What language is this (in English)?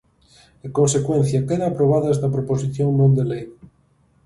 Galician